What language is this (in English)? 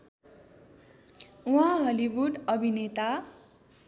Nepali